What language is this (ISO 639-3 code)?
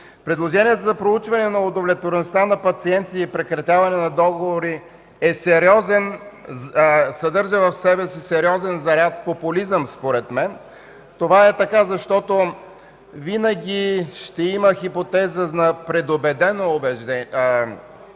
bul